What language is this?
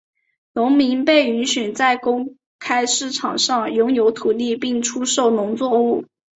Chinese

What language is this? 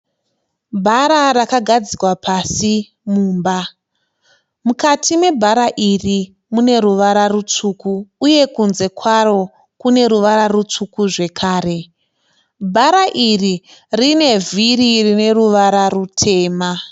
Shona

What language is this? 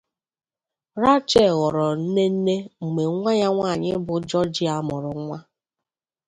Igbo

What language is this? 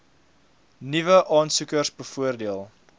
Afrikaans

